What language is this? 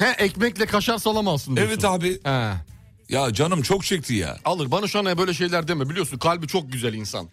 Turkish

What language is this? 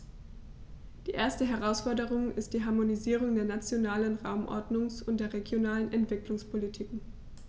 German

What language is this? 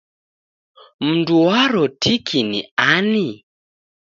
Taita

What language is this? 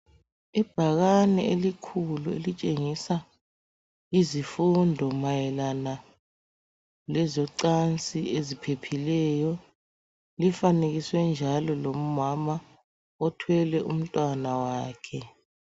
North Ndebele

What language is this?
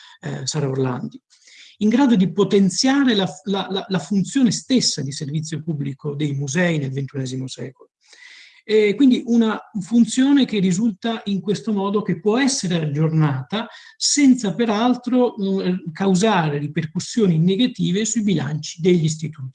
Italian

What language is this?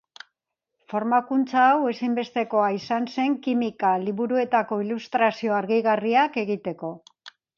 Basque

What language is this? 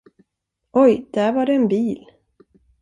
Swedish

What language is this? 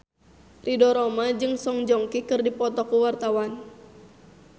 Sundanese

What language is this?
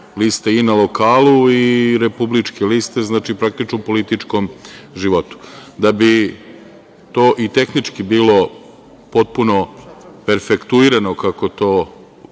Serbian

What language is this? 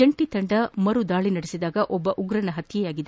Kannada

